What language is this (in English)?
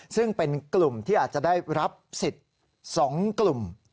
Thai